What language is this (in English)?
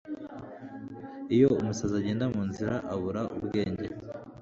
Kinyarwanda